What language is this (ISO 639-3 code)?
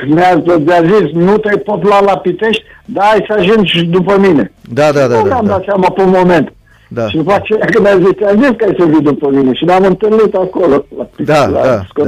ron